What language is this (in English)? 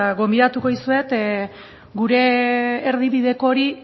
Basque